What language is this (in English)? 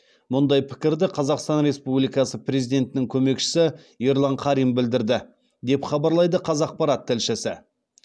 Kazakh